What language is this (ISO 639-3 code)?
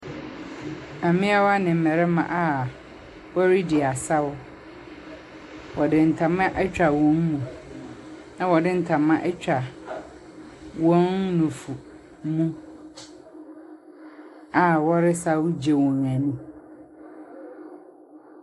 aka